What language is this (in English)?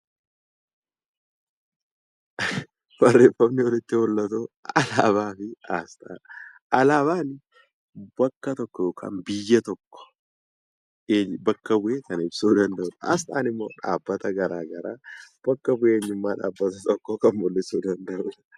Oromo